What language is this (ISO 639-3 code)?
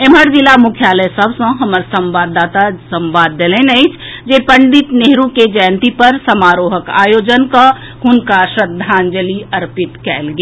mai